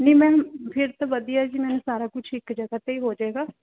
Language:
Punjabi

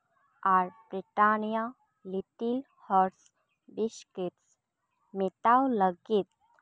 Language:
Santali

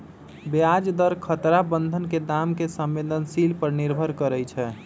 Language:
Magahi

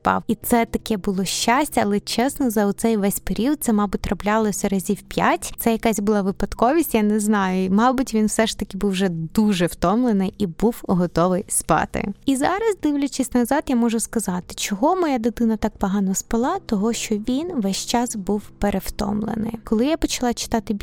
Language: Ukrainian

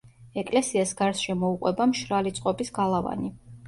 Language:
Georgian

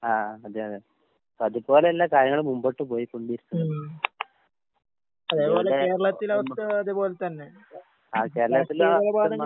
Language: Malayalam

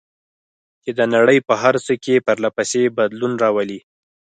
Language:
Pashto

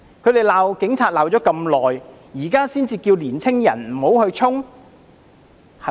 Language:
Cantonese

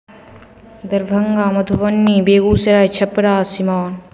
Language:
Maithili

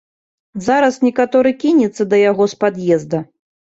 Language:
Belarusian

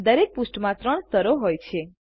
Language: Gujarati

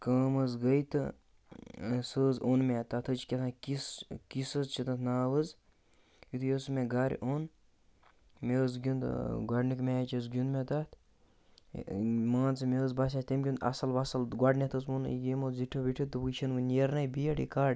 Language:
Kashmiri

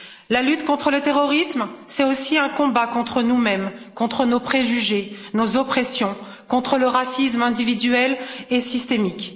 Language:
French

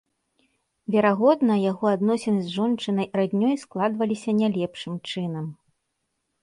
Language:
Belarusian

